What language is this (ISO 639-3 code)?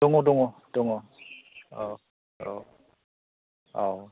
brx